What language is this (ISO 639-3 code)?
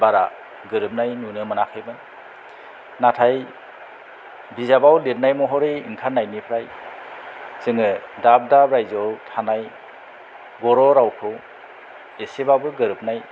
brx